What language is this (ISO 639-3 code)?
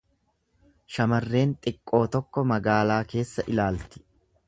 orm